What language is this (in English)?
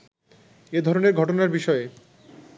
Bangla